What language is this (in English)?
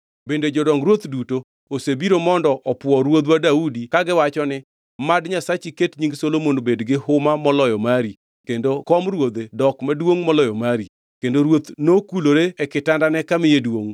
Luo (Kenya and Tanzania)